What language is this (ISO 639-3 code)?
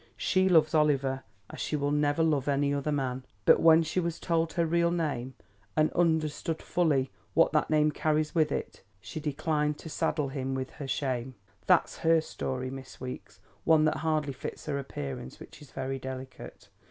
eng